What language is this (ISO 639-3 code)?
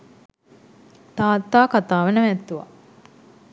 sin